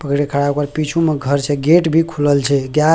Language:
Maithili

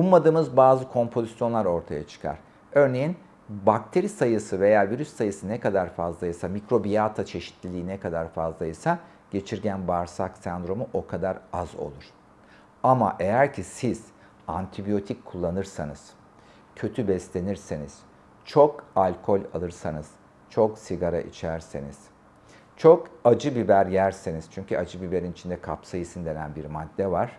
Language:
Turkish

